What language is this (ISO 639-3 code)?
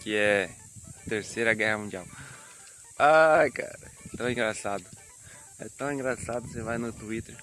por